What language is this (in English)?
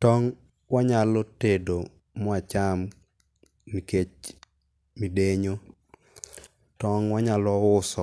Luo (Kenya and Tanzania)